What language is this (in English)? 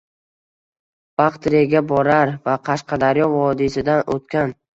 Uzbek